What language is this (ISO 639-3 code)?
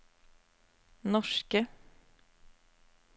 nor